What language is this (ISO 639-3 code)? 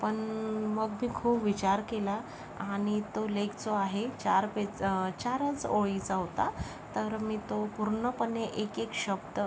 mar